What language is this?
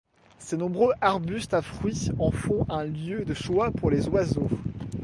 French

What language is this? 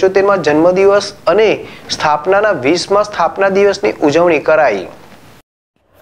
Gujarati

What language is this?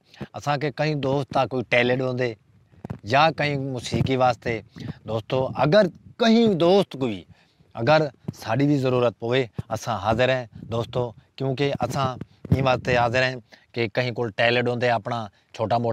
Hindi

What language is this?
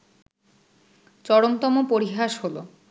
Bangla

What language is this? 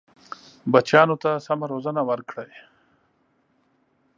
Pashto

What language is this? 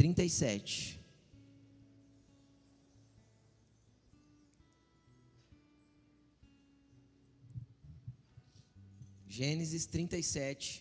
Portuguese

